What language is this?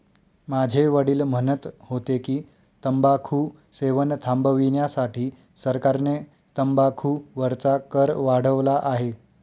Marathi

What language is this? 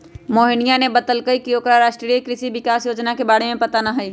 Magahi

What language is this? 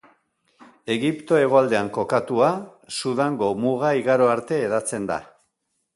Basque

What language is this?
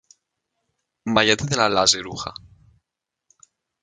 Greek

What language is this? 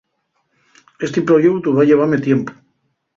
Asturian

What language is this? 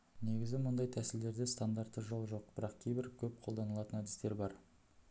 Kazakh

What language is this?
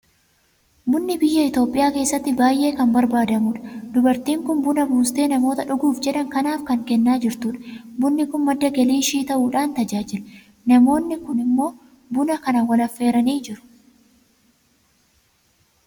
Oromo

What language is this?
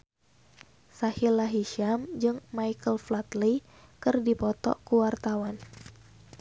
Sundanese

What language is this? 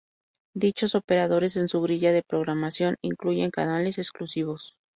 Spanish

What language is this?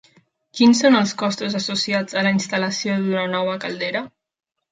Catalan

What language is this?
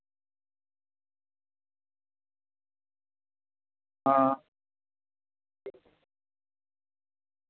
Dogri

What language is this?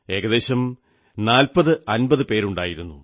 Malayalam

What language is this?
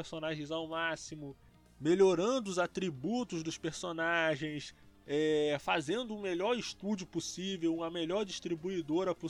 Portuguese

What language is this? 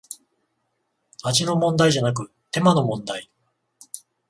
Japanese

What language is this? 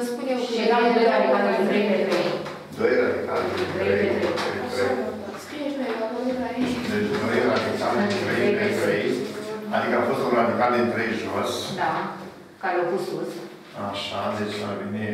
Romanian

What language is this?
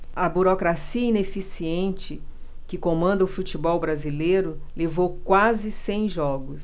Portuguese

